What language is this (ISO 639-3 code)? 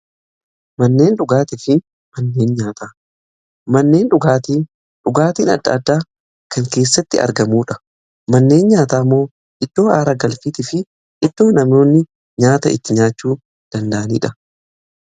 orm